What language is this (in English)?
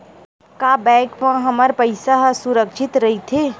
Chhattisgarhi